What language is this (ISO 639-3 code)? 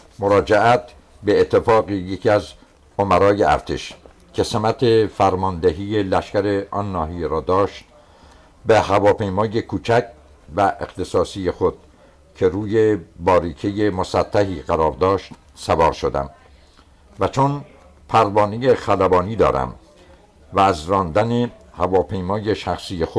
fas